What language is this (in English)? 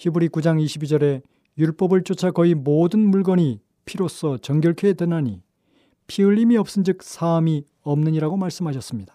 Korean